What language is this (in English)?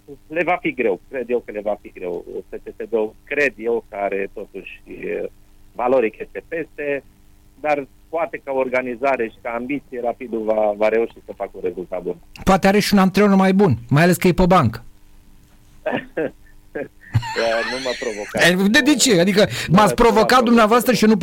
Romanian